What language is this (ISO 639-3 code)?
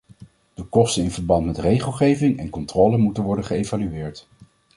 nld